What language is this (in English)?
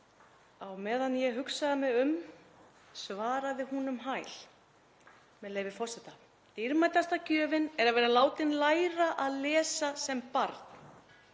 Icelandic